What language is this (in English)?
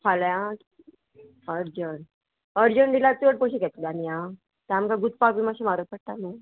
Konkani